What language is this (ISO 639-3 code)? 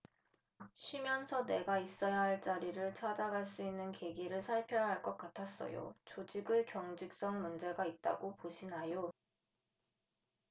kor